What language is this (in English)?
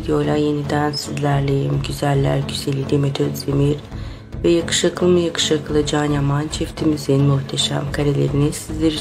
Turkish